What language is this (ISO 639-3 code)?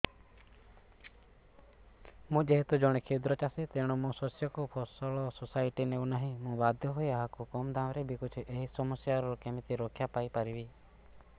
ori